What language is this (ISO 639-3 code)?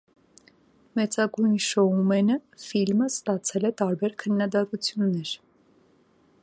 hye